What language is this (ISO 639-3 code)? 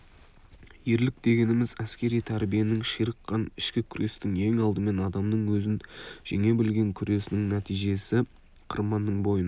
kaz